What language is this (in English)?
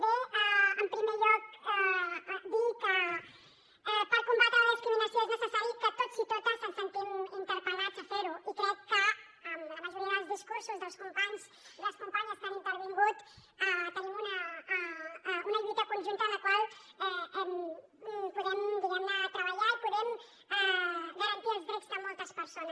Catalan